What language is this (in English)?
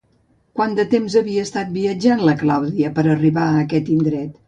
Catalan